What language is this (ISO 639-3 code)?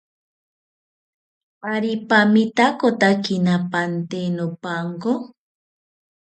cpy